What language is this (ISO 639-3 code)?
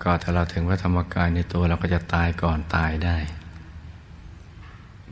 tha